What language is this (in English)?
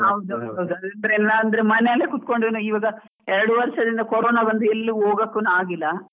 Kannada